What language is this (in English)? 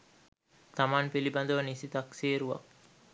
Sinhala